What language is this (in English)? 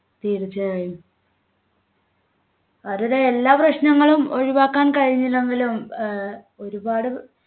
Malayalam